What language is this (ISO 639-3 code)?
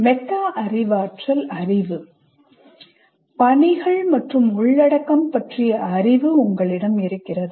tam